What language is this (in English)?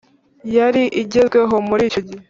Kinyarwanda